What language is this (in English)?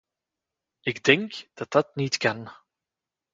Dutch